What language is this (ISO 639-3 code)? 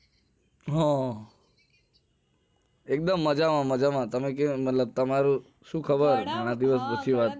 guj